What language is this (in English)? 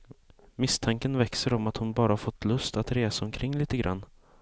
Swedish